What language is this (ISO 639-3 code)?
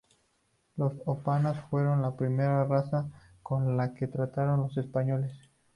spa